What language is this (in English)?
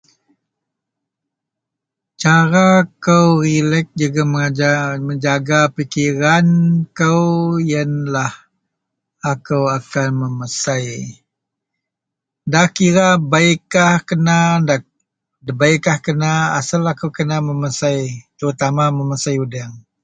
Central Melanau